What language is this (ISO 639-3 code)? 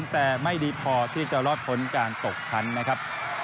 tha